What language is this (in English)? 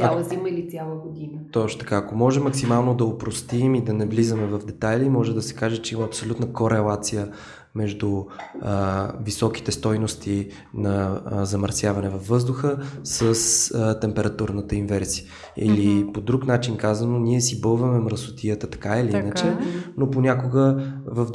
Bulgarian